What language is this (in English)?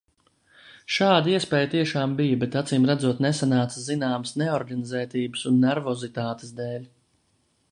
Latvian